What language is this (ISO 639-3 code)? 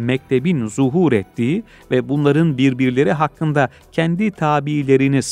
tur